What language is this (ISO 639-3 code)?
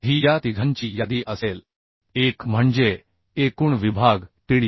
mar